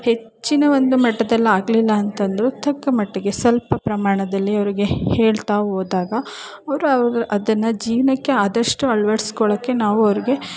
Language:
Kannada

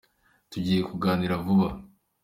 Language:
Kinyarwanda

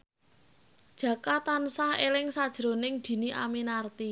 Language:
Javanese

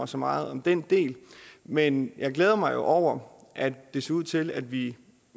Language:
Danish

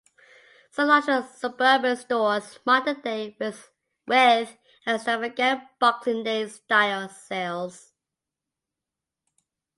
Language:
English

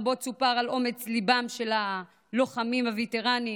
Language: Hebrew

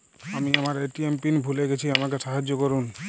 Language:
Bangla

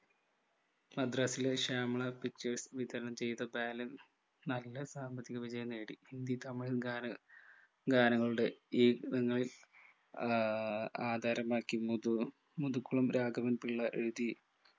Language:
Malayalam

